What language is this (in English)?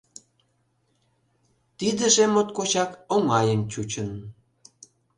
Mari